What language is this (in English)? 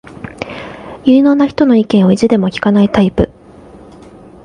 Japanese